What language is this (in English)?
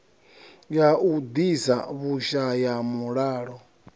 Venda